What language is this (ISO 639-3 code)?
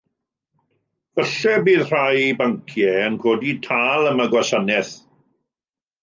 cym